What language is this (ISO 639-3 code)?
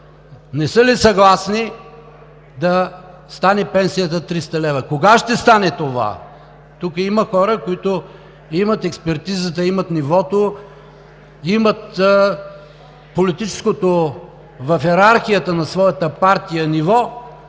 bul